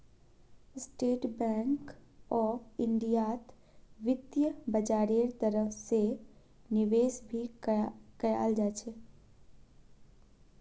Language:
Magahi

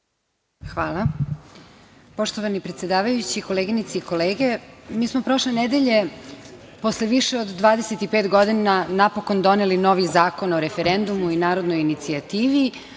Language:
Serbian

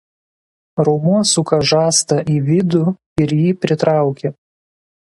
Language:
Lithuanian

